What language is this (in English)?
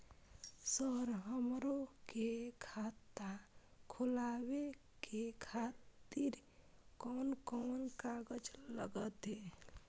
Maithili